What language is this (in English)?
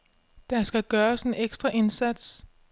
Danish